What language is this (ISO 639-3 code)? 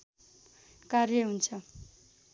nep